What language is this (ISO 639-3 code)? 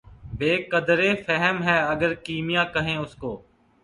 urd